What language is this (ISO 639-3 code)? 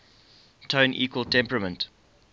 eng